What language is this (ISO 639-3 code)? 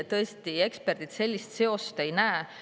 est